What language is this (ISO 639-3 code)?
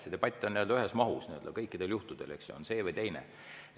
est